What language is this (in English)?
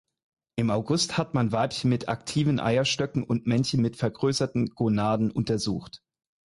German